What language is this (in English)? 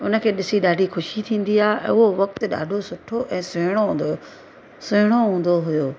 Sindhi